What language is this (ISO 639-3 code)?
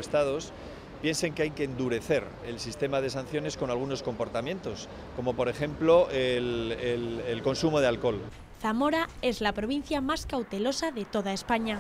spa